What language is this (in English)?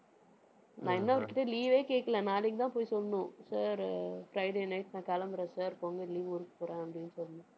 Tamil